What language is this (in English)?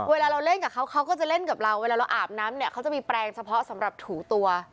Thai